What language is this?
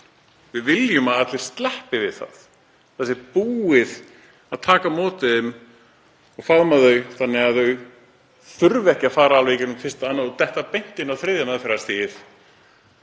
Icelandic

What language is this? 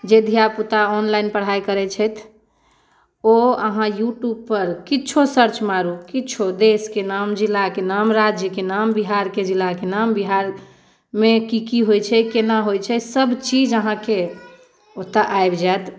Maithili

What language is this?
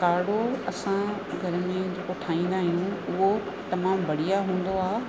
Sindhi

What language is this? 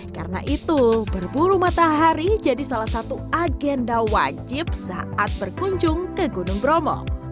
Indonesian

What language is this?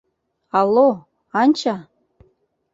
Mari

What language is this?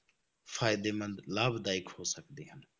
Punjabi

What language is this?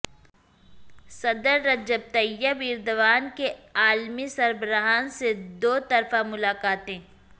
Urdu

